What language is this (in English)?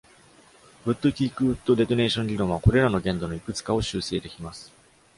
Japanese